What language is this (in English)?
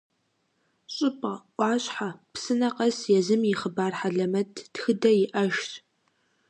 Kabardian